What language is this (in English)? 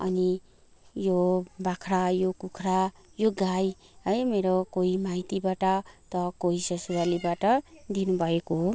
Nepali